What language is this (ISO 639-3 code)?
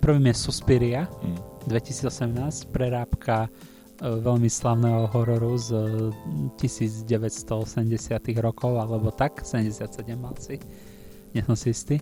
slk